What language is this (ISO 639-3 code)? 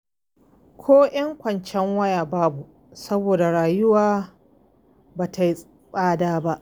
hau